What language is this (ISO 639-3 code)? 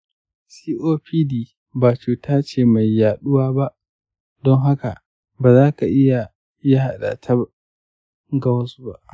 hau